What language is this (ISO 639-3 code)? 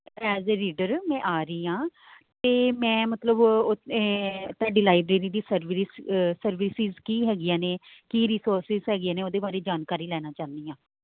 pan